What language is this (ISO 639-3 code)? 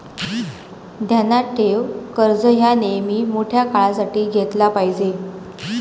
mar